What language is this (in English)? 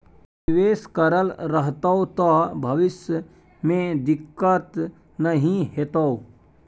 Maithili